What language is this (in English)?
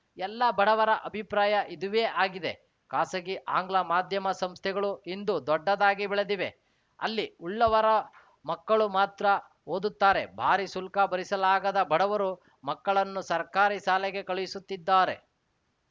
Kannada